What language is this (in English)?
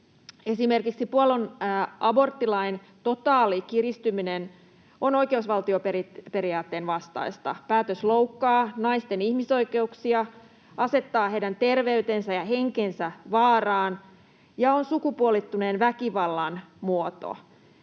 Finnish